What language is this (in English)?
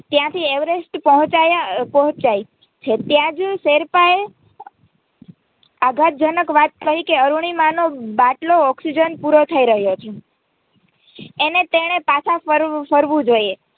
Gujarati